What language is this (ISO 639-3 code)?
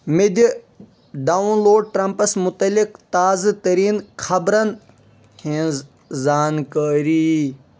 kas